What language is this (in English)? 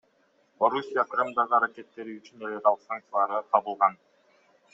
Kyrgyz